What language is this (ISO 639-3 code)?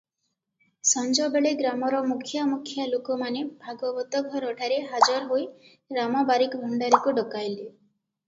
ori